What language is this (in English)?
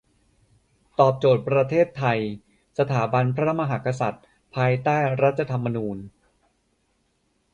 Thai